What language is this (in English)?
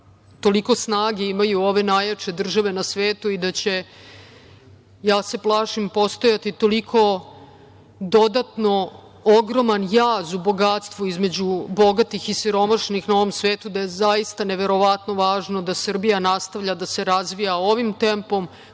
Serbian